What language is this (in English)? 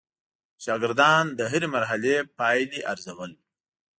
Pashto